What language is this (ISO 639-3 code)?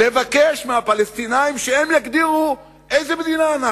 heb